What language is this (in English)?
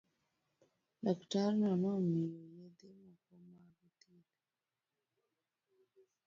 Luo (Kenya and Tanzania)